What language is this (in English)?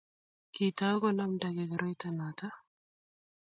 Kalenjin